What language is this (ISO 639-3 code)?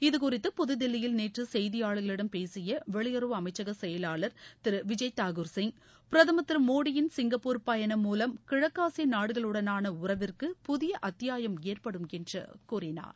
tam